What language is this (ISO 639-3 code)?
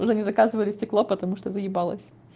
rus